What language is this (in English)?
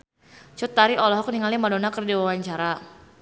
Sundanese